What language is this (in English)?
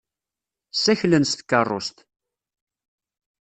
Kabyle